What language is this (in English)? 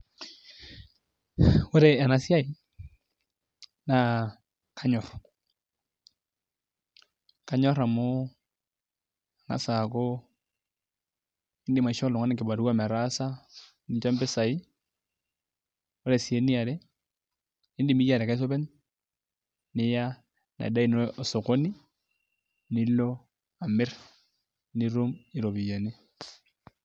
Masai